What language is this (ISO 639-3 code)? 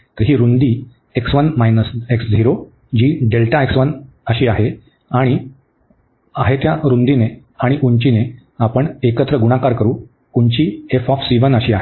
mar